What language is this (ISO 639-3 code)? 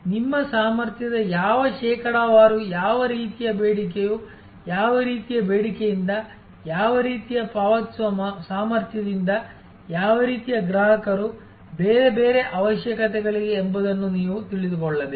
kan